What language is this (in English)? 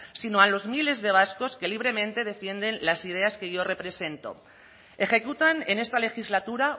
Spanish